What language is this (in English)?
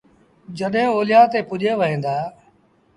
Sindhi Bhil